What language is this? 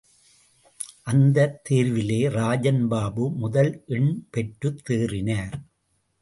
Tamil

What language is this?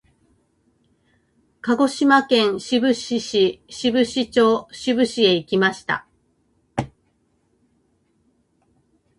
Japanese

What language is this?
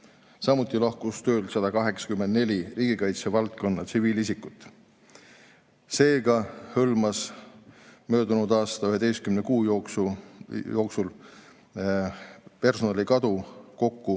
Estonian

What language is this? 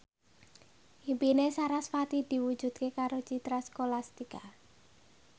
Javanese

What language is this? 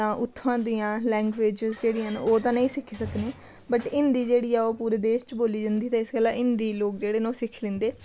Dogri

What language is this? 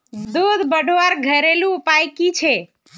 Magahi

